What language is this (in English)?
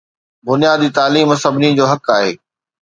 Sindhi